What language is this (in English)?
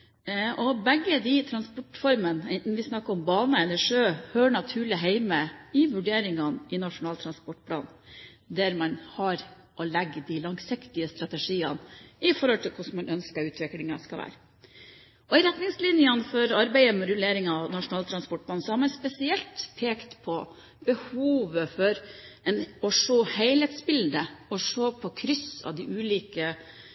Norwegian Bokmål